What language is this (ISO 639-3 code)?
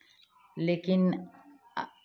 hin